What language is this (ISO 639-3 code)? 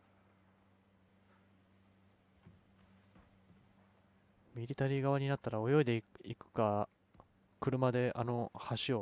jpn